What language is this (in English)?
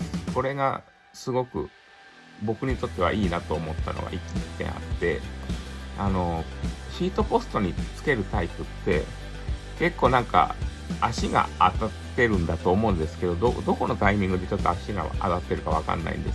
Japanese